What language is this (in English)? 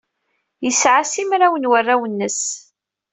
Kabyle